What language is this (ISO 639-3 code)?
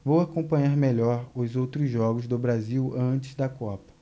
por